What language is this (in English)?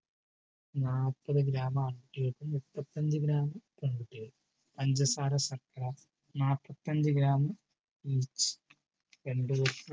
Malayalam